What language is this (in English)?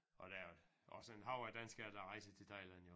Danish